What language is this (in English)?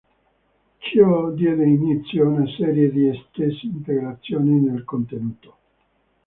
Italian